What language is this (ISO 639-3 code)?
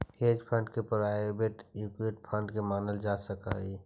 mag